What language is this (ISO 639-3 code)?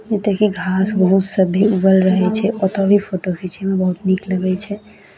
mai